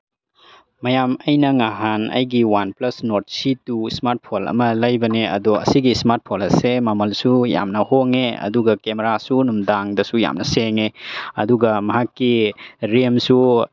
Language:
Manipuri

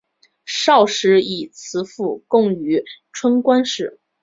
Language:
Chinese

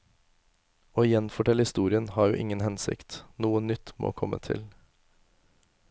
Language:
Norwegian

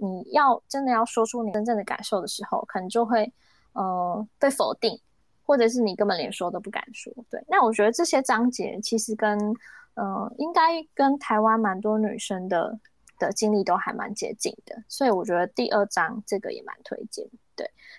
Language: Chinese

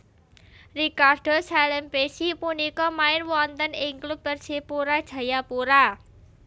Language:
Javanese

